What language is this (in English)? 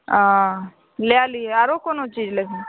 Maithili